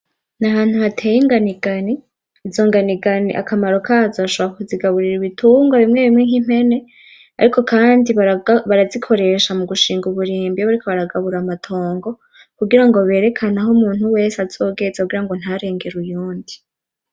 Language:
Rundi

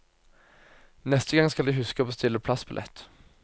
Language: Norwegian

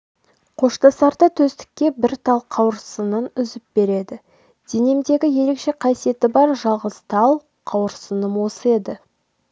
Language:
Kazakh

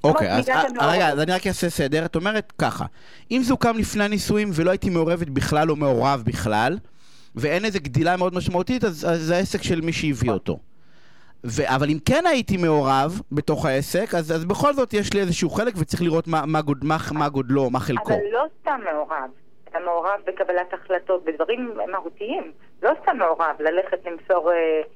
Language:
Hebrew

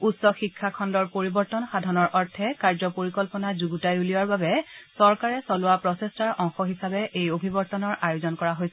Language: Assamese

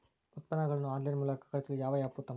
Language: Kannada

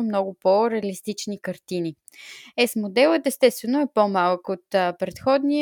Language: Bulgarian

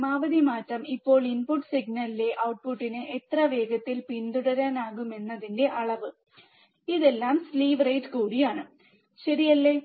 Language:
Malayalam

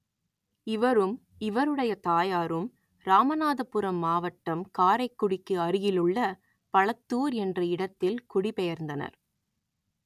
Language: Tamil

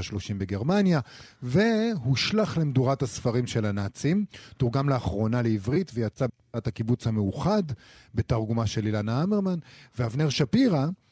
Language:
Hebrew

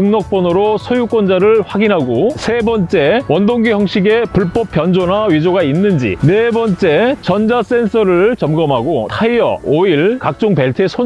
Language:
Korean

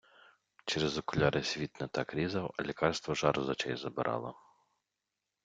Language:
Ukrainian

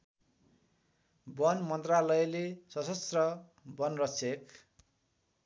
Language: Nepali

